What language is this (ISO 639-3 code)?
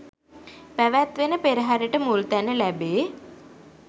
sin